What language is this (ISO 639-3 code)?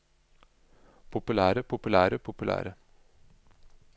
nor